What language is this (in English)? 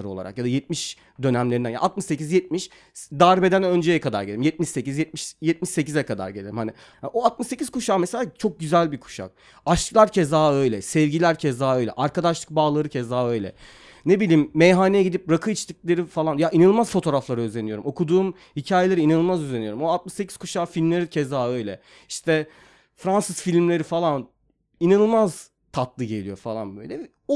Turkish